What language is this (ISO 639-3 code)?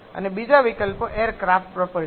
guj